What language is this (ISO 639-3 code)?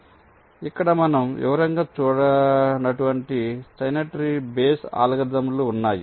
tel